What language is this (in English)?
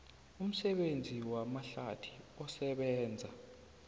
South Ndebele